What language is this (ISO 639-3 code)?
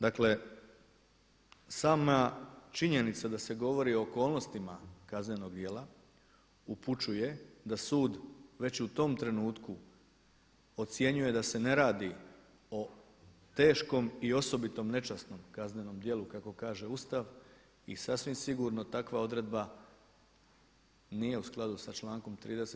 hrv